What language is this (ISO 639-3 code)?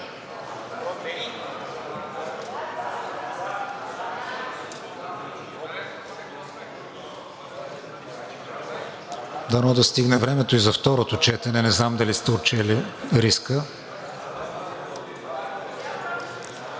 bul